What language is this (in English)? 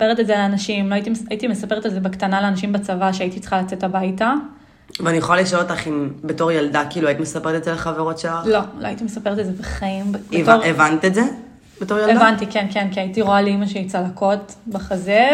Hebrew